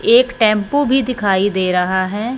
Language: Hindi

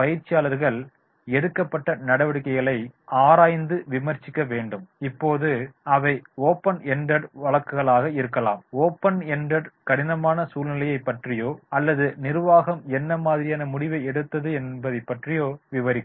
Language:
Tamil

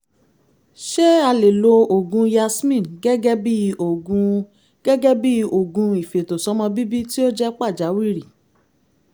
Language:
Yoruba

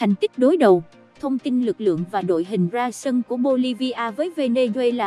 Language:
Vietnamese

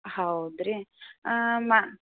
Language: Kannada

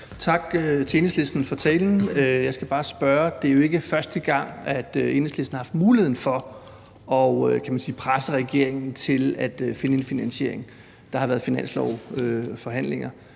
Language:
Danish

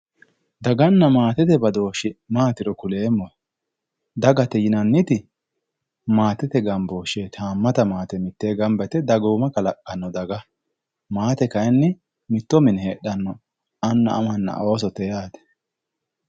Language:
Sidamo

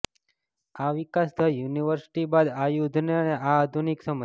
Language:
Gujarati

